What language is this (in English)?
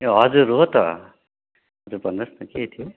Nepali